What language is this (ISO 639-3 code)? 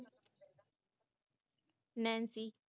pan